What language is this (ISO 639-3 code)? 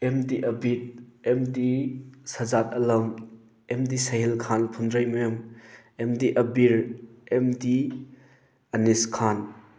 mni